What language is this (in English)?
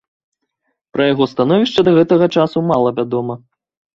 Belarusian